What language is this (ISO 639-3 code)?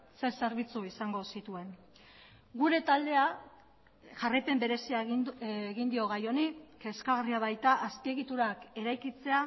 eus